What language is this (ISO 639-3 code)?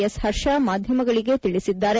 kan